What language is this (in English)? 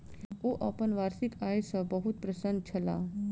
Maithili